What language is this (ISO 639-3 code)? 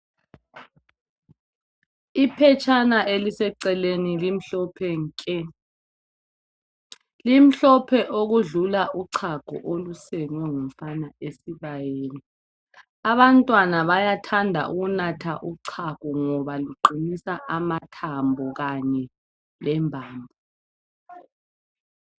nde